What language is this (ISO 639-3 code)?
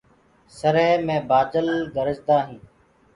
ggg